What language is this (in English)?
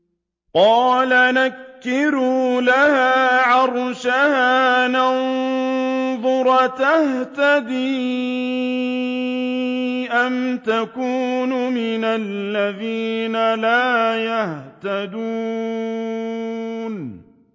Arabic